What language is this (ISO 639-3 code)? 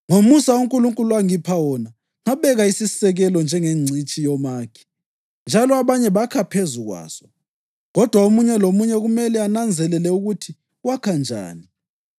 nde